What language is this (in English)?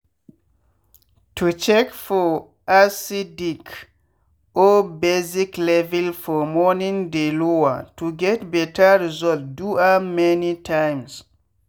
Nigerian Pidgin